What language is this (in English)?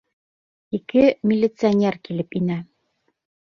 Bashkir